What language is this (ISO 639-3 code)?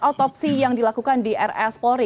ind